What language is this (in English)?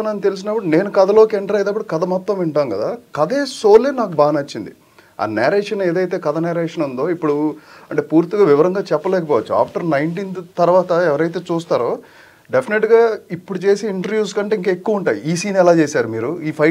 Telugu